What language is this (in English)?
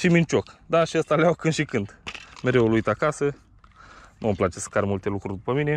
Romanian